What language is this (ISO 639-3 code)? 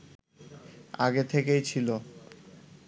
ben